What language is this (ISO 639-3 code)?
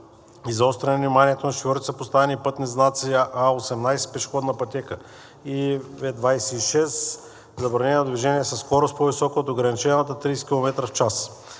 bul